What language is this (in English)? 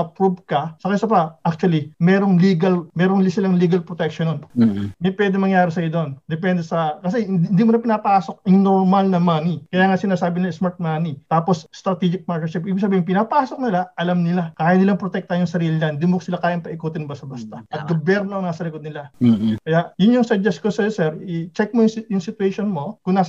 Filipino